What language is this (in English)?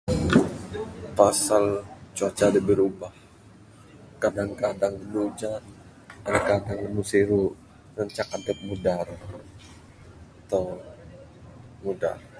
Bukar-Sadung Bidayuh